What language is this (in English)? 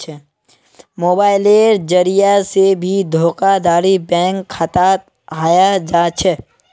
Magahi